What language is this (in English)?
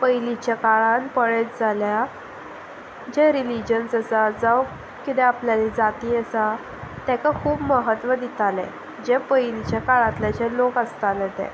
Konkani